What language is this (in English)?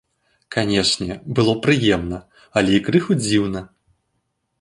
Belarusian